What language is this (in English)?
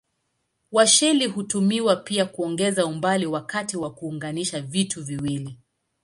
Swahili